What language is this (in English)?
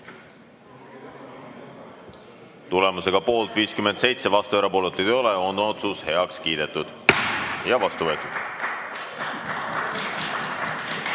Estonian